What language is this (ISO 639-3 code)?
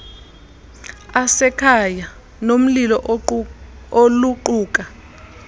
xho